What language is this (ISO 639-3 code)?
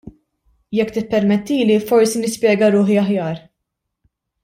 mlt